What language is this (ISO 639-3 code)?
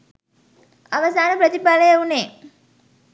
sin